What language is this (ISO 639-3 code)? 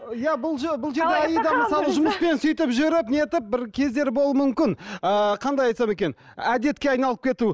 kaz